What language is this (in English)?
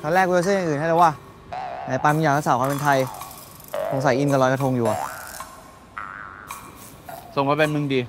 Thai